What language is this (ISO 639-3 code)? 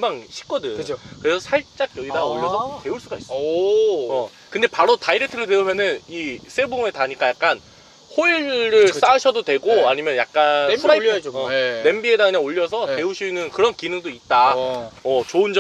kor